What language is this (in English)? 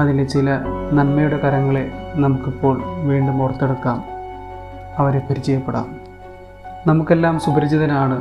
Malayalam